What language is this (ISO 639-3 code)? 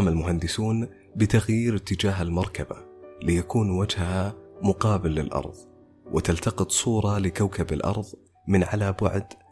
ara